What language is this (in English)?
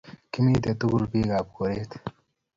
Kalenjin